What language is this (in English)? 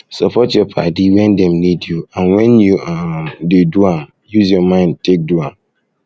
Nigerian Pidgin